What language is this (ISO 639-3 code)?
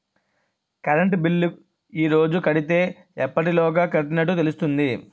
tel